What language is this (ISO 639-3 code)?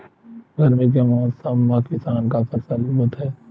hne